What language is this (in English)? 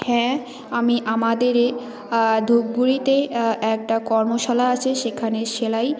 Bangla